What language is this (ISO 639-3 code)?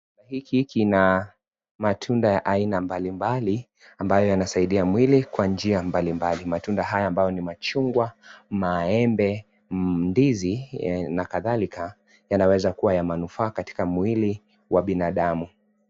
swa